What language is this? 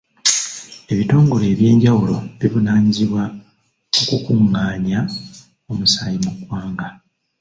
Ganda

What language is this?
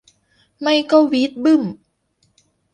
Thai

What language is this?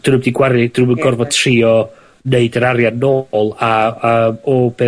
Welsh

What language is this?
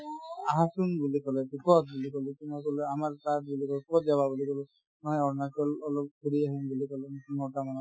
Assamese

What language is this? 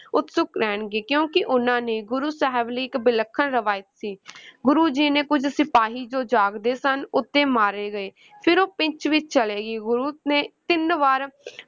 Punjabi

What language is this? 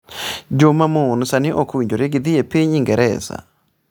Luo (Kenya and Tanzania)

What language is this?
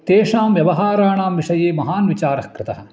Sanskrit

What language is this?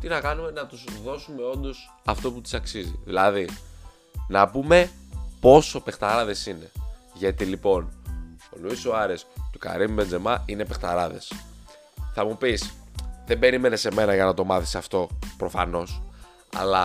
Greek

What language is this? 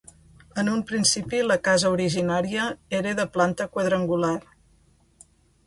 Catalan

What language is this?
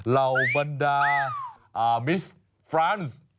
Thai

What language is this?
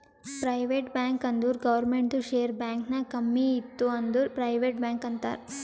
Kannada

